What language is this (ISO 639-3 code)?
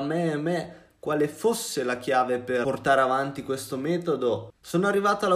ita